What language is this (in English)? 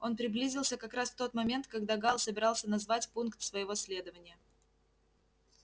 Russian